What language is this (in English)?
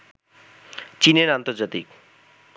Bangla